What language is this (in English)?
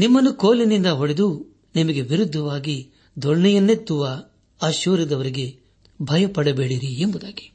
Kannada